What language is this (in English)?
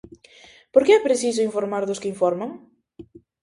Galician